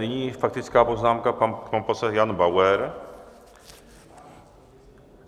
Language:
Czech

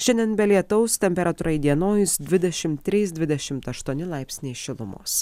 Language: Lithuanian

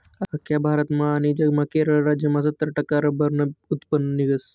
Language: Marathi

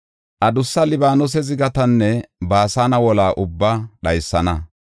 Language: Gofa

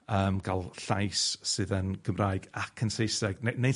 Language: Welsh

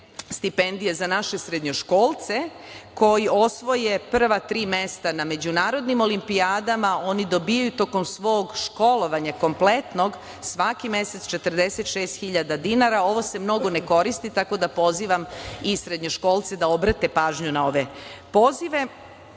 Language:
Serbian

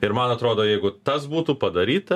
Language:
Lithuanian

